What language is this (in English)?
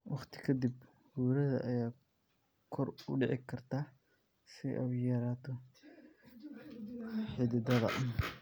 Somali